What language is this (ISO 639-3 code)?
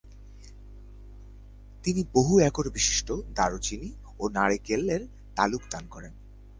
ben